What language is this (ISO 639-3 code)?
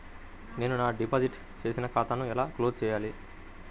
tel